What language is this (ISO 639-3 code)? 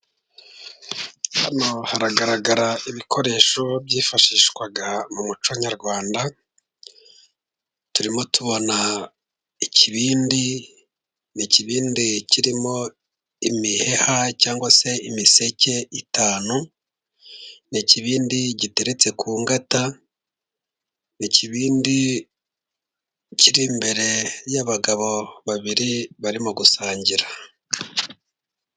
kin